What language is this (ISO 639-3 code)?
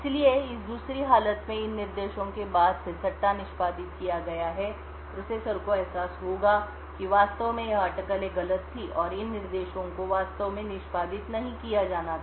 hin